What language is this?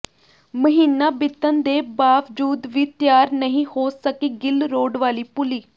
Punjabi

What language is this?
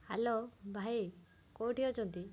Odia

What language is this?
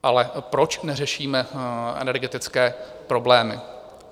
Czech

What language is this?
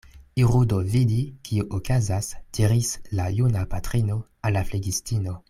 Esperanto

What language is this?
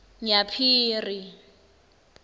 Swati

